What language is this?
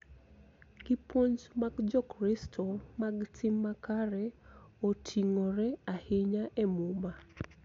Luo (Kenya and Tanzania)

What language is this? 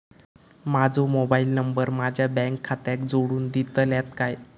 Marathi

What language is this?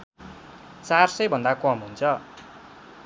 Nepali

